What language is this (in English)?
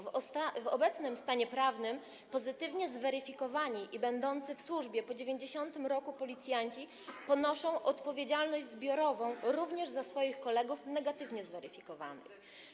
Polish